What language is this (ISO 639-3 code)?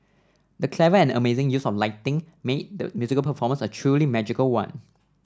eng